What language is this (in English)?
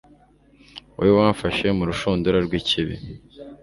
Kinyarwanda